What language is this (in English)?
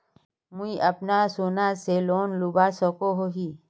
Magahi